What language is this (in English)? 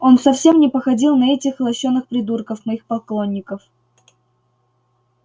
Russian